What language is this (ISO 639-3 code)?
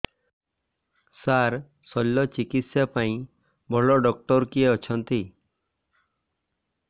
ori